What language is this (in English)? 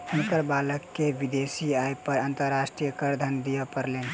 Maithili